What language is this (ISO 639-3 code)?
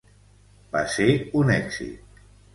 cat